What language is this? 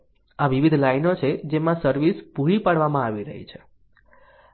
Gujarati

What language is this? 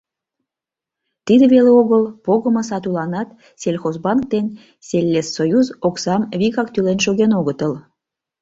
Mari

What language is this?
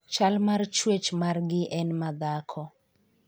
Luo (Kenya and Tanzania)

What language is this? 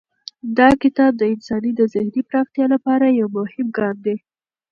Pashto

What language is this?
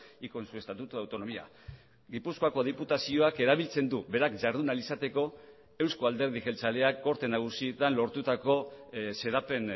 Basque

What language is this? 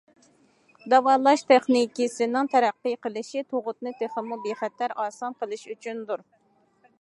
Uyghur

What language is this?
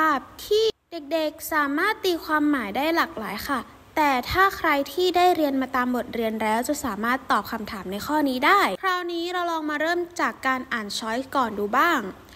Thai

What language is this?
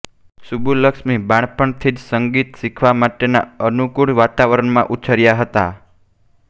Gujarati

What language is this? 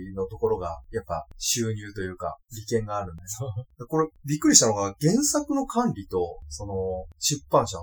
Japanese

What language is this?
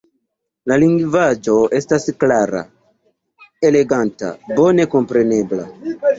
Esperanto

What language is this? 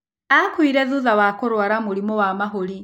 Kikuyu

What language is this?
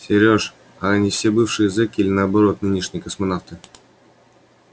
Russian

